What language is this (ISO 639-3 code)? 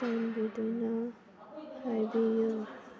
mni